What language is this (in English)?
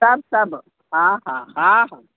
Sindhi